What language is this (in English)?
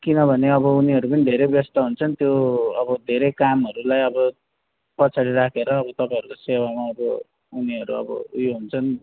Nepali